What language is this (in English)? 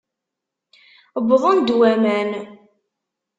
Kabyle